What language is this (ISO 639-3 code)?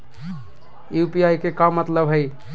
mag